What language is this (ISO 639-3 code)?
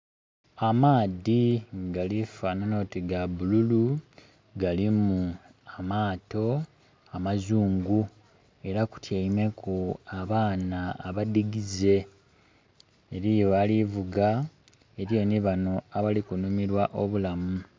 xog